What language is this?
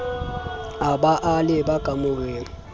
Southern Sotho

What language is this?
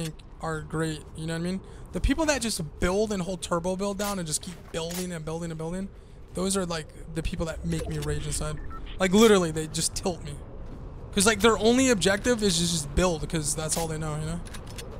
English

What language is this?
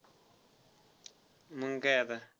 Marathi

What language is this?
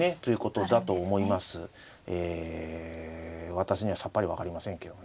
Japanese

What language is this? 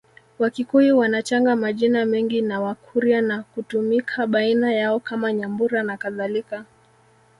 Swahili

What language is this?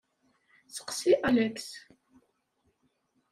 Kabyle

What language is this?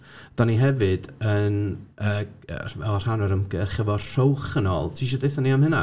Welsh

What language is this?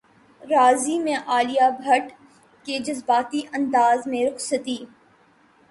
Urdu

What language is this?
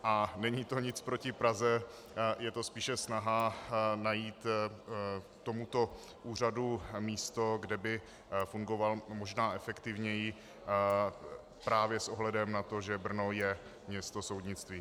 Czech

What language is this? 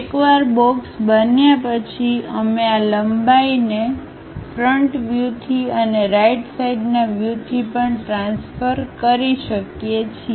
Gujarati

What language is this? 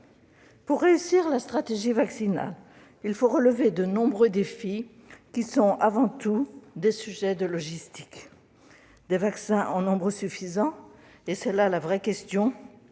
French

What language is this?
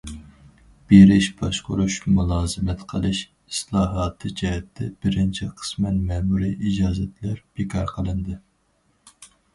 Uyghur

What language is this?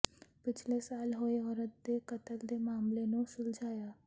Punjabi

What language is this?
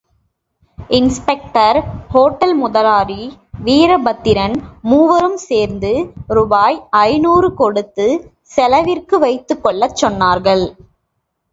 Tamil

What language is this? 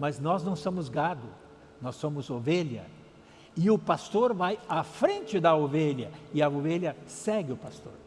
Portuguese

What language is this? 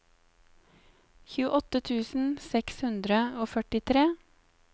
Norwegian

